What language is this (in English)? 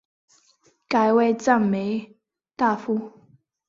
Chinese